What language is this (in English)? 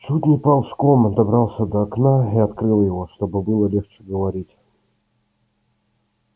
Russian